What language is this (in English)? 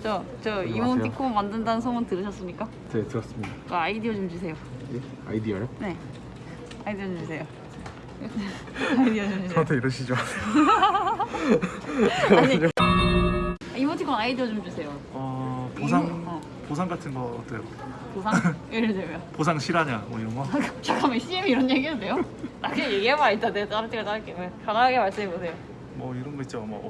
Korean